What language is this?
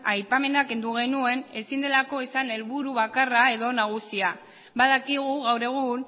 Basque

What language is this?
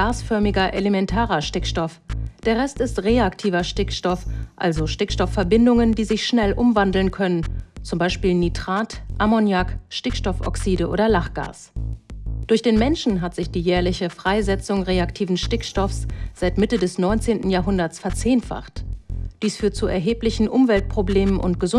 German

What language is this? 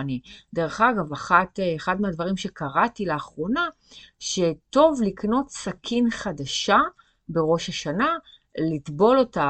Hebrew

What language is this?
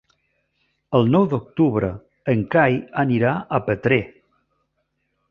Catalan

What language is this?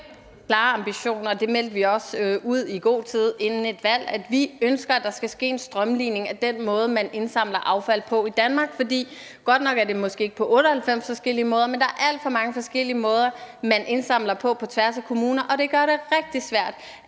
Danish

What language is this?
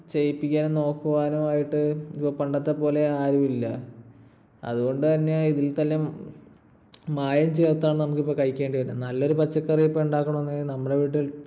Malayalam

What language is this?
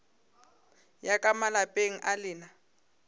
Northern Sotho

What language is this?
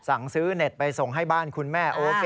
Thai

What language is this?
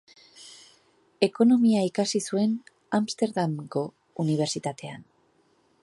Basque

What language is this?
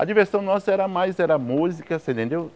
Portuguese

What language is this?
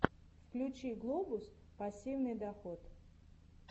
Russian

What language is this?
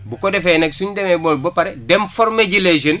Wolof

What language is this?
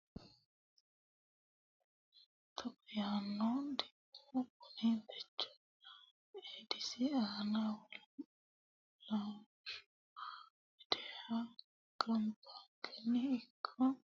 Sidamo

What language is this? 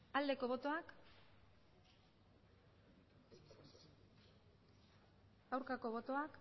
Basque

